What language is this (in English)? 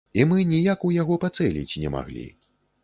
Belarusian